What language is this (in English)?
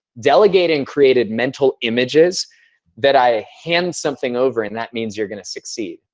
English